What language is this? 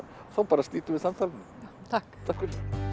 Icelandic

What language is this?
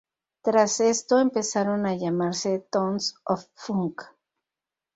Spanish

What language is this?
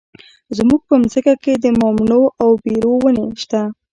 Pashto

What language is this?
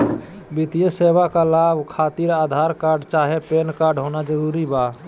Magahi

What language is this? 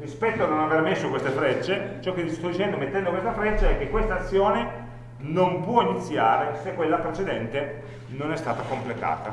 Italian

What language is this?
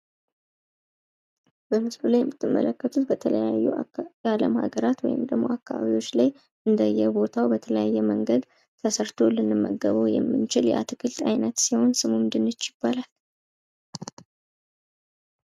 Amharic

